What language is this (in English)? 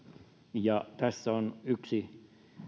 Finnish